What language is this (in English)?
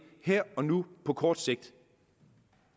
Danish